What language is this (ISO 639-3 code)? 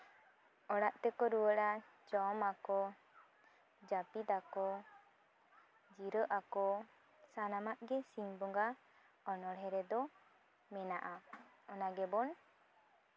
sat